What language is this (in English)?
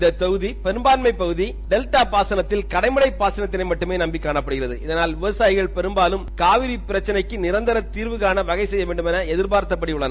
Tamil